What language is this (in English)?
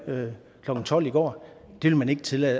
Danish